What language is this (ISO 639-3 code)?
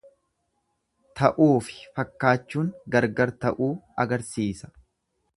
orm